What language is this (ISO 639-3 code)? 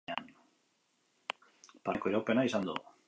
eus